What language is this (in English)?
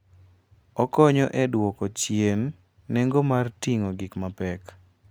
Luo (Kenya and Tanzania)